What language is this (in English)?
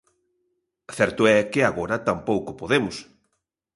Galician